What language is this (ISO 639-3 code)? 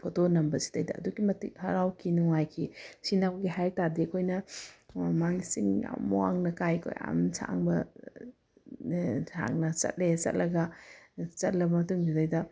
mni